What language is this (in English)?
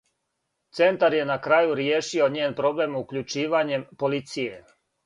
Serbian